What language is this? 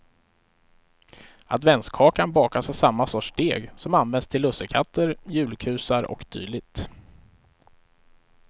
Swedish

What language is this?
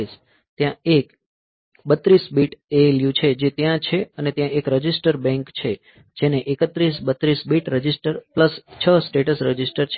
Gujarati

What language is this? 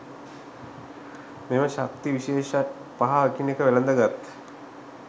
Sinhala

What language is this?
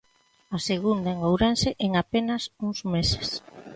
Galician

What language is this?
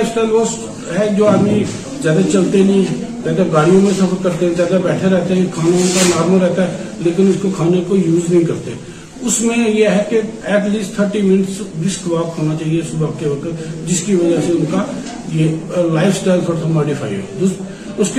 Urdu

